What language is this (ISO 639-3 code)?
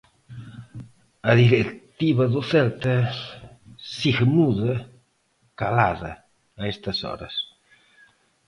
glg